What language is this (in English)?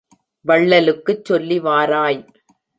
Tamil